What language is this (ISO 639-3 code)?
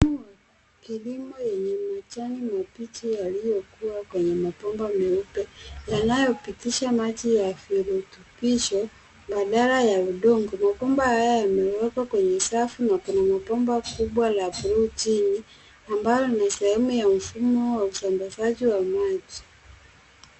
swa